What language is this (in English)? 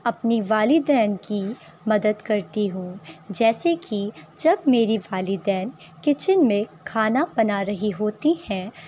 Urdu